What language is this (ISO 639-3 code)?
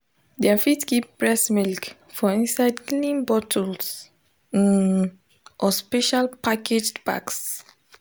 pcm